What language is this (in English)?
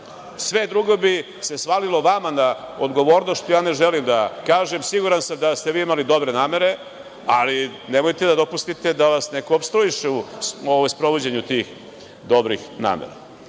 Serbian